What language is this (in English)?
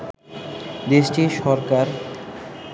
Bangla